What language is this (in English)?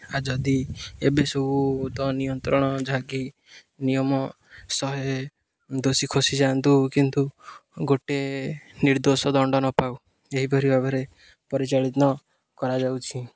Odia